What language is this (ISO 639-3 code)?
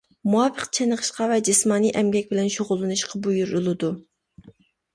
uig